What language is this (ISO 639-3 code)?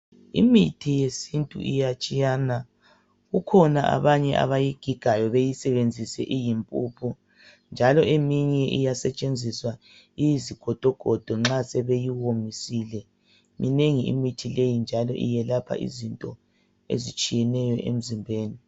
nde